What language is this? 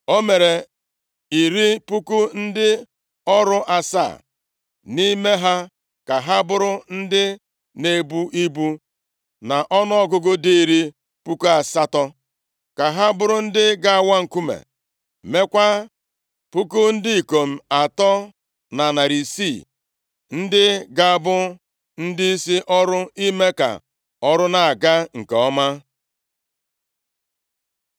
Igbo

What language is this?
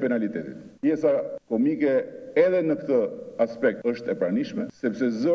Romanian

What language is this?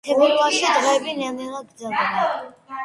Georgian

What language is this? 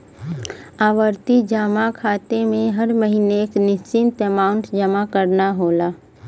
Bhojpuri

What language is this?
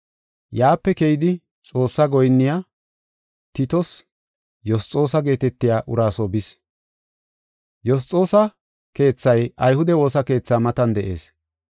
Gofa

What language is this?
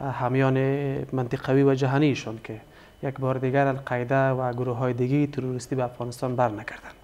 Persian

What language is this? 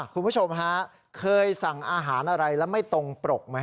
Thai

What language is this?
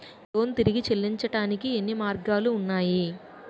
Telugu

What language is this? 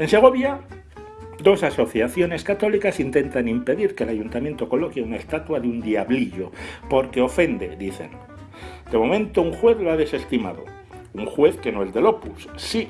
Spanish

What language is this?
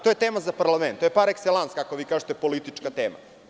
Serbian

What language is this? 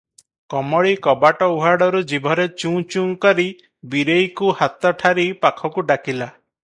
Odia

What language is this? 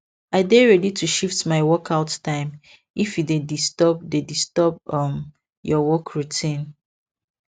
Nigerian Pidgin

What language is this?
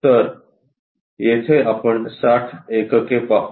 Marathi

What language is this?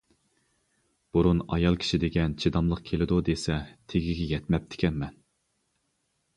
Uyghur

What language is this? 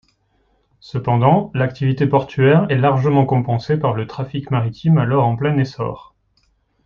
French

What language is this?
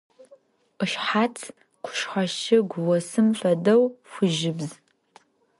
Adyghe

